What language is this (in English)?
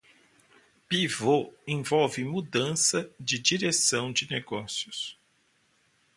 Portuguese